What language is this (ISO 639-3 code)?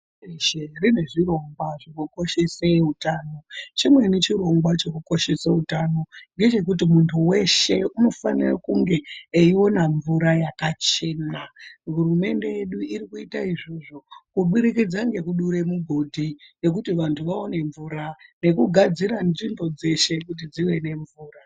ndc